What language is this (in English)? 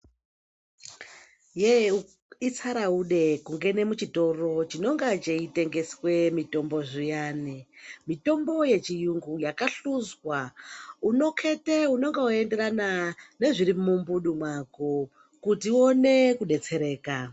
Ndau